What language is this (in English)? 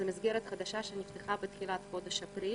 Hebrew